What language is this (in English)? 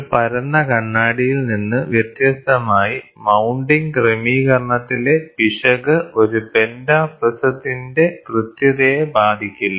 Malayalam